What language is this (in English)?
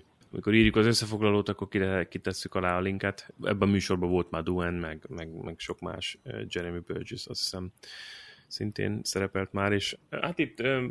Hungarian